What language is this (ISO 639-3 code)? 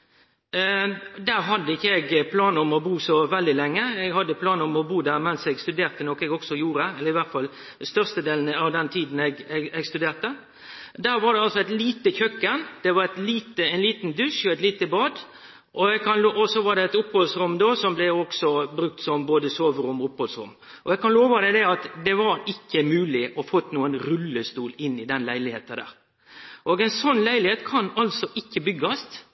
nno